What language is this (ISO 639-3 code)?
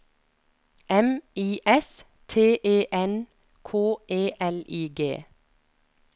nor